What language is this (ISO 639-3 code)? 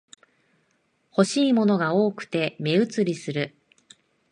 jpn